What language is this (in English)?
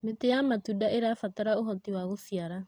Kikuyu